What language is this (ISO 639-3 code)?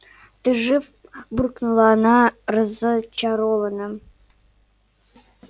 rus